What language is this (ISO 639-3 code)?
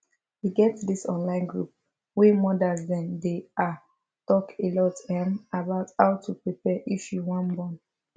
pcm